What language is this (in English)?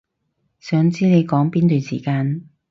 Cantonese